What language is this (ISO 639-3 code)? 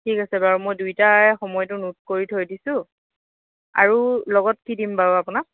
asm